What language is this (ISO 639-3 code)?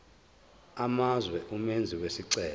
zul